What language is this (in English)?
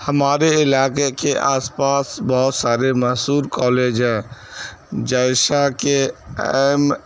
Urdu